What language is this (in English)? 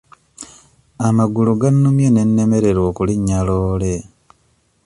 Ganda